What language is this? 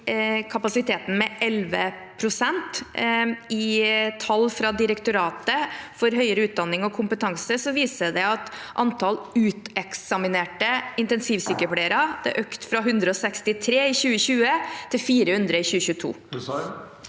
Norwegian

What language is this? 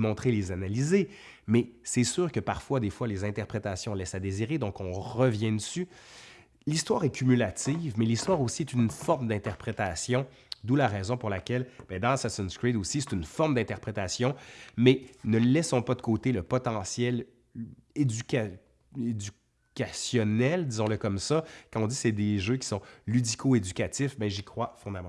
French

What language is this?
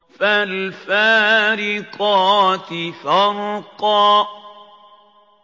Arabic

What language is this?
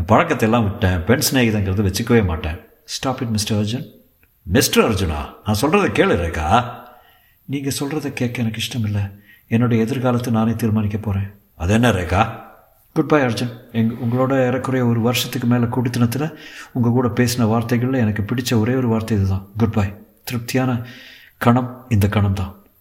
Tamil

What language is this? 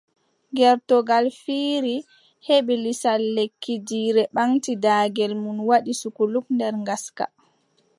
Adamawa Fulfulde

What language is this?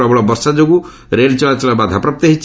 Odia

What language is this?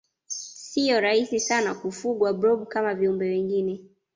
Swahili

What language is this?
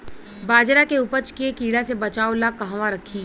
Bhojpuri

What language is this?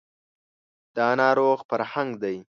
Pashto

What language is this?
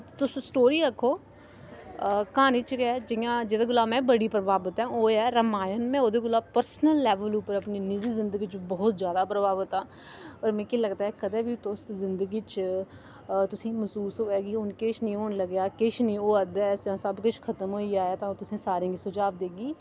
Dogri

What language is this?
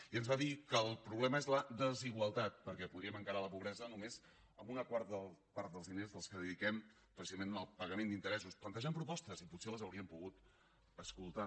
Catalan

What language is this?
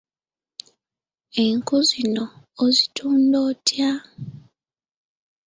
Ganda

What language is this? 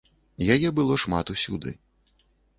Belarusian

